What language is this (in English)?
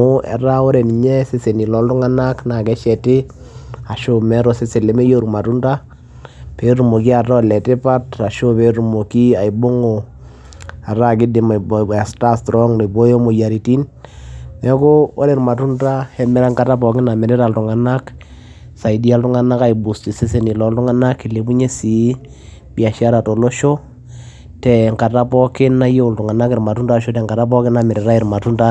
Masai